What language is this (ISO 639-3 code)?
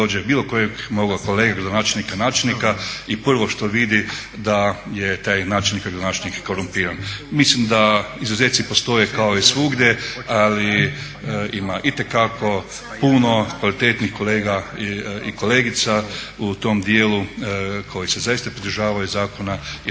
hrv